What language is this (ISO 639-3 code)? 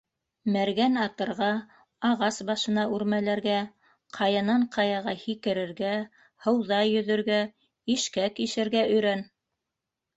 bak